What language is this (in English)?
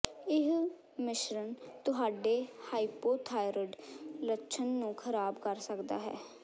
Punjabi